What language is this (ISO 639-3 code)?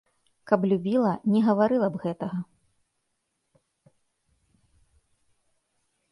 bel